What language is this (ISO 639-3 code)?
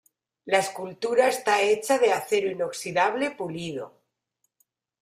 spa